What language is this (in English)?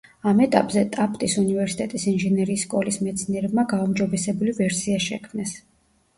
Georgian